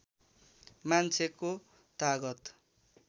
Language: Nepali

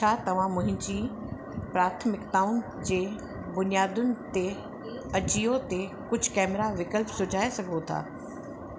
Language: Sindhi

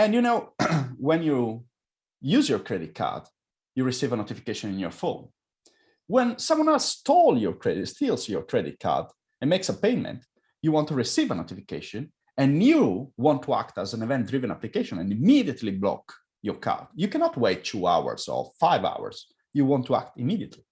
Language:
English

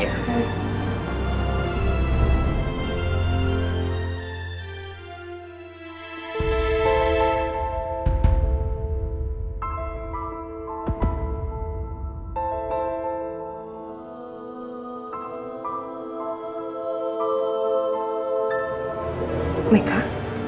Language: Indonesian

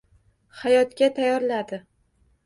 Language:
Uzbek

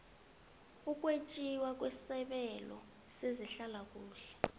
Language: South Ndebele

